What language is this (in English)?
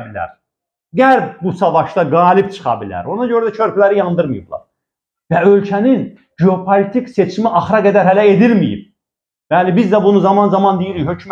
Turkish